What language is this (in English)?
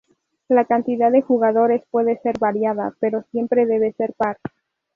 Spanish